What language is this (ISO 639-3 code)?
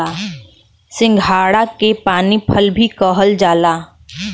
bho